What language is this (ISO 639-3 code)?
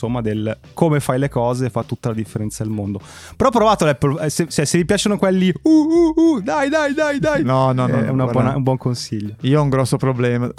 ita